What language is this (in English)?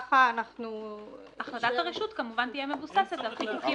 Hebrew